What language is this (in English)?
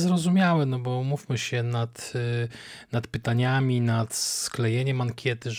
Polish